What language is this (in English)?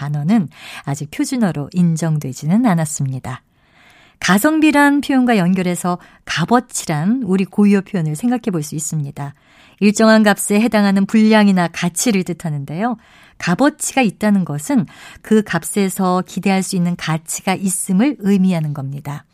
Korean